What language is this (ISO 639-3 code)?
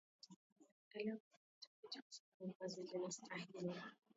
swa